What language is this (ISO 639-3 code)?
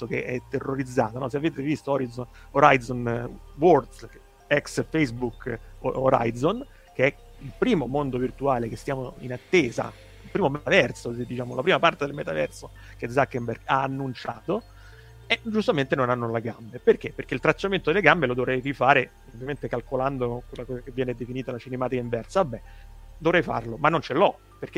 ita